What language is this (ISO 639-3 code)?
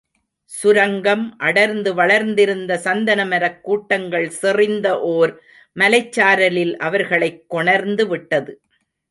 tam